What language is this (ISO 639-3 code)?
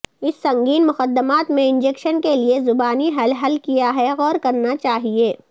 urd